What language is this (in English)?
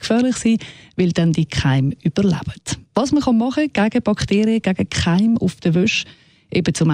German